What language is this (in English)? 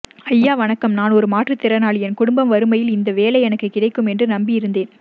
Tamil